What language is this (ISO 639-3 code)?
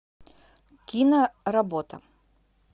rus